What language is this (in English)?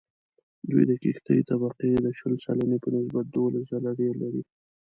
Pashto